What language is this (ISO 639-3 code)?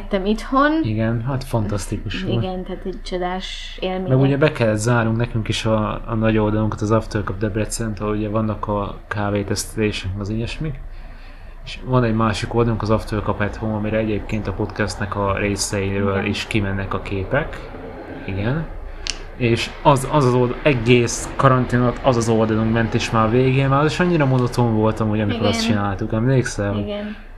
hun